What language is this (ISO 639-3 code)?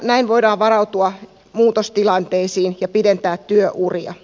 fin